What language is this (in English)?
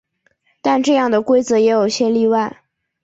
Chinese